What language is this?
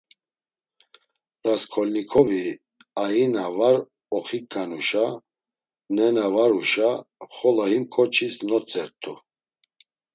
Laz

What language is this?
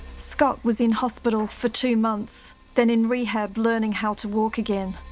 English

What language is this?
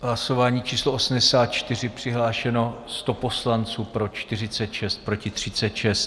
Czech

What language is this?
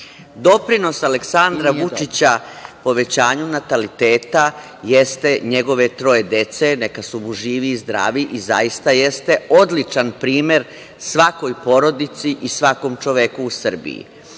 Serbian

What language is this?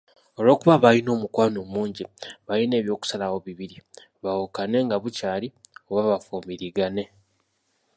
Ganda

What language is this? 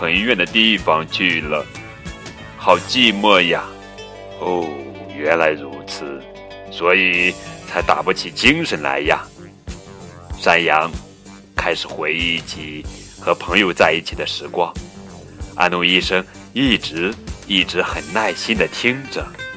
Chinese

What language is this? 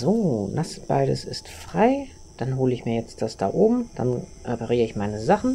German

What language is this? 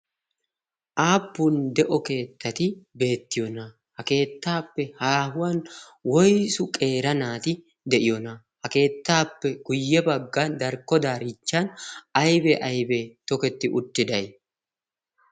Wolaytta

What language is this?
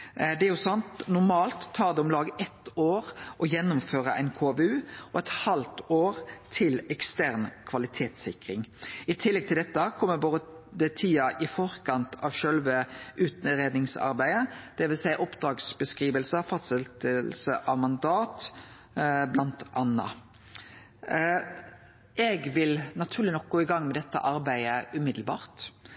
Norwegian Nynorsk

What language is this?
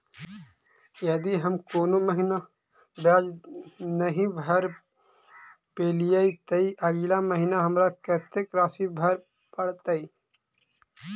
Maithili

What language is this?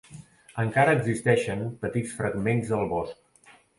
Catalan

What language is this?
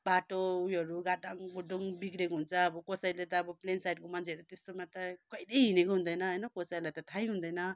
Nepali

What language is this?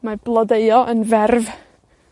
Welsh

